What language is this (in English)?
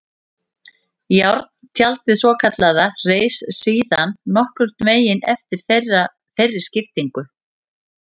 Icelandic